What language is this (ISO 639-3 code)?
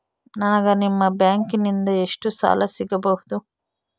kan